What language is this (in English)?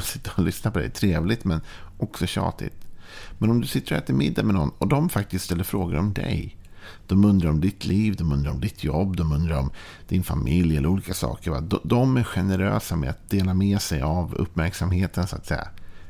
Swedish